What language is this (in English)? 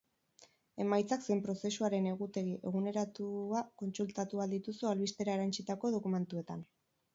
Basque